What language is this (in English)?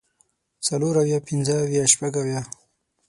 Pashto